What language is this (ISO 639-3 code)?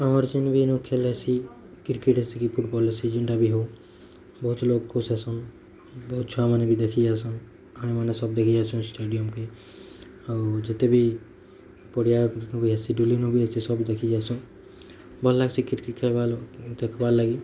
ori